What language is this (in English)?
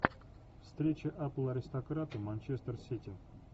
Russian